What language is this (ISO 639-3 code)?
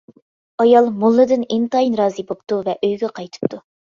uig